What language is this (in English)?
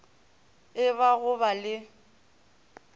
Northern Sotho